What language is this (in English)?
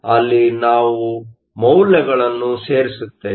Kannada